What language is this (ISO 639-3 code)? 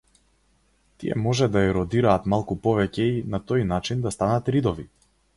mkd